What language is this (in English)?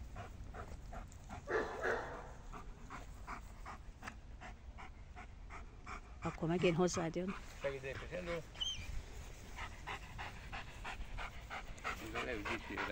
Hungarian